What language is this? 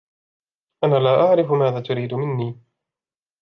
Arabic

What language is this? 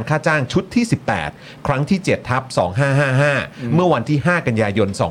Thai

